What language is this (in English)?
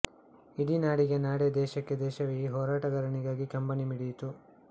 Kannada